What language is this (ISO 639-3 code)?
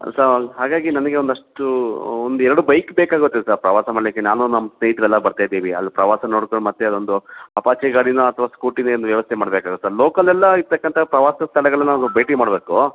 kan